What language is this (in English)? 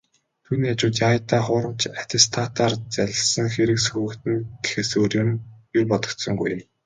Mongolian